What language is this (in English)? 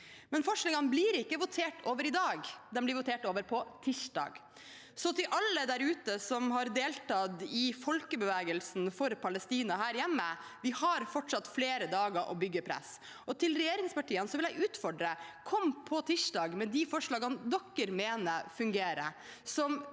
Norwegian